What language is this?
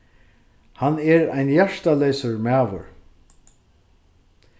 Faroese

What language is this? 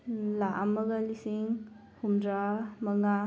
Manipuri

